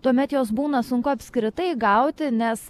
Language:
Lithuanian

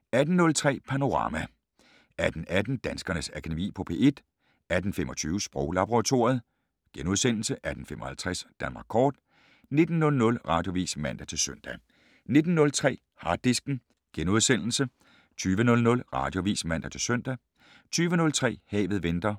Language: Danish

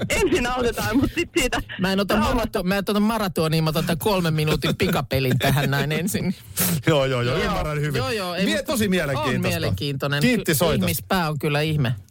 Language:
Finnish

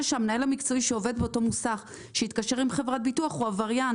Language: Hebrew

